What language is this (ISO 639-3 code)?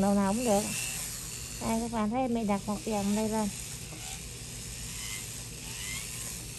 vie